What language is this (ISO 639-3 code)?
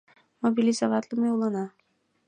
chm